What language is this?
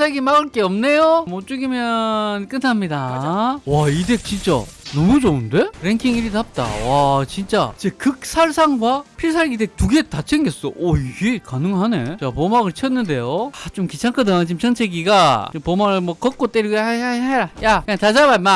Korean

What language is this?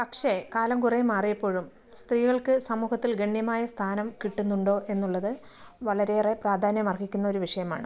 Malayalam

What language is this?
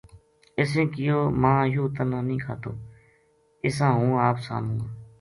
Gujari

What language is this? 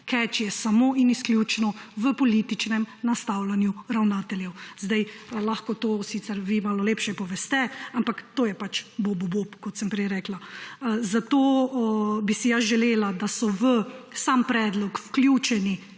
Slovenian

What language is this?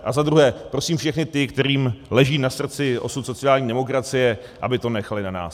Czech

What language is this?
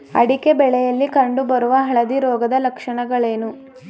Kannada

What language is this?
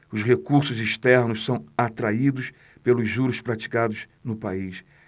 Portuguese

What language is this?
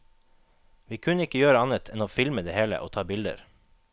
Norwegian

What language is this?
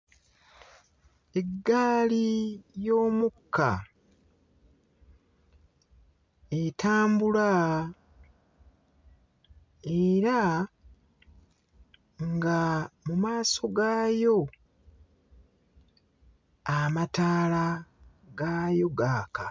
Ganda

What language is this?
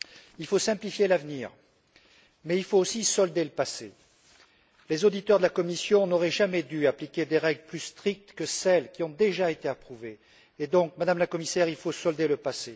French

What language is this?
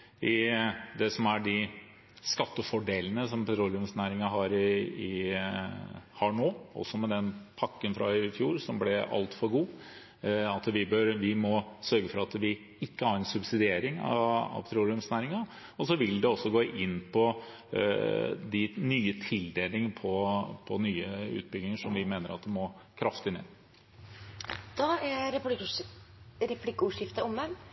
Norwegian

